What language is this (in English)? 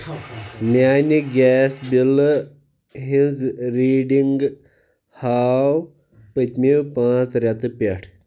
Kashmiri